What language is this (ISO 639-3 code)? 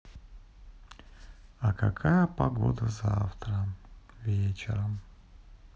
rus